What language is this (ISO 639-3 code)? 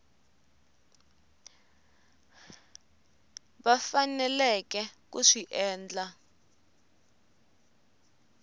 tso